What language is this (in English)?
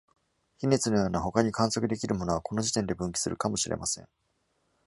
Japanese